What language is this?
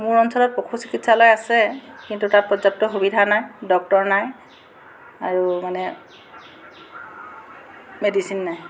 Assamese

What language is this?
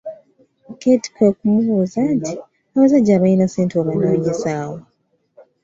Ganda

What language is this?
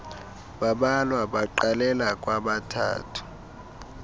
Xhosa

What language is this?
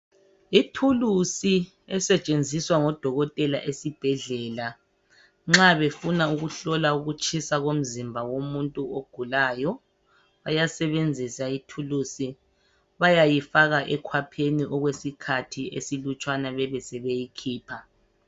North Ndebele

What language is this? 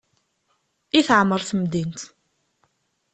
Kabyle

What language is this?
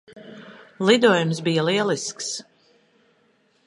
Latvian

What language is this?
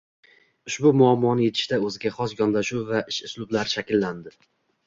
Uzbek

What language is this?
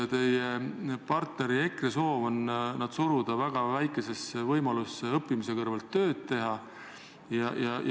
Estonian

